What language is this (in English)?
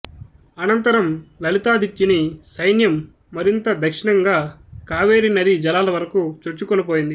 Telugu